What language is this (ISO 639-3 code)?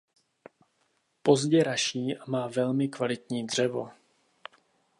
ces